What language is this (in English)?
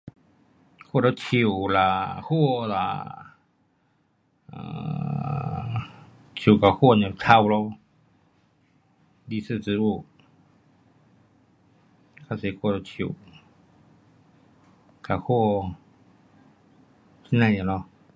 Pu-Xian Chinese